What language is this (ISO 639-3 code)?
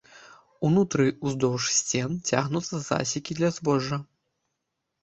bel